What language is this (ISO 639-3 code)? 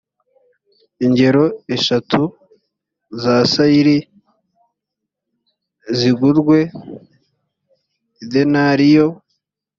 kin